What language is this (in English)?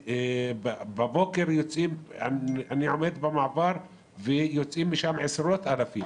Hebrew